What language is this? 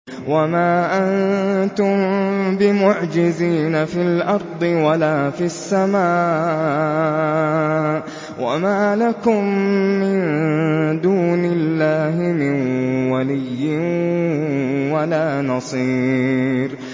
Arabic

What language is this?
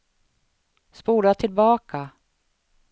Swedish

